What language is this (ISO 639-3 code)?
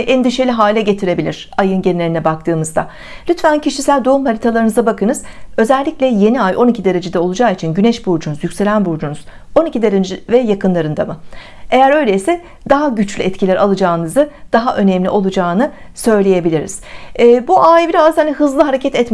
tur